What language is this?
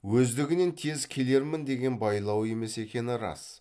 Kazakh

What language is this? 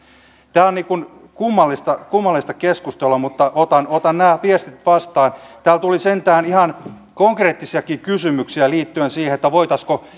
Finnish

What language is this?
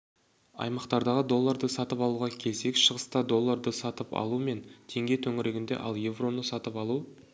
Kazakh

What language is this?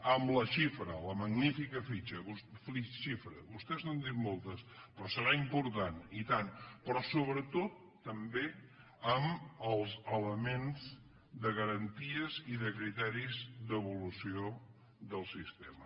Catalan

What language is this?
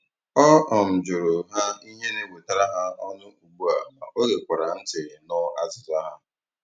Igbo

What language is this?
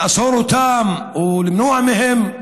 Hebrew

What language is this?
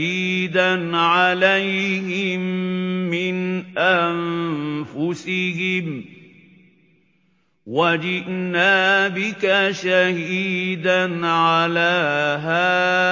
Arabic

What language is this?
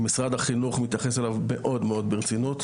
Hebrew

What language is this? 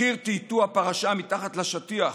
Hebrew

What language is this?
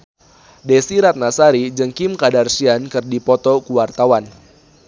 Sundanese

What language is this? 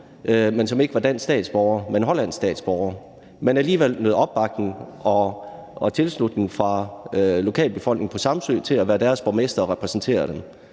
Danish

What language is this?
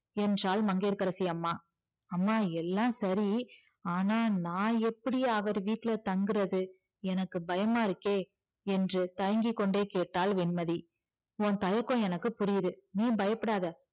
Tamil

